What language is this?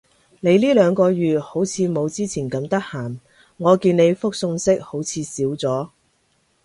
Cantonese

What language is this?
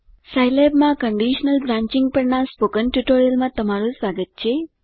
Gujarati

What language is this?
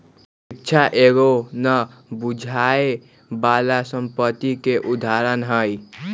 Magahi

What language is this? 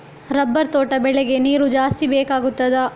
Kannada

